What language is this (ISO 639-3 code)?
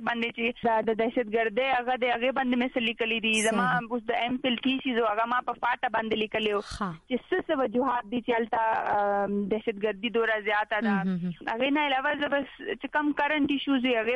urd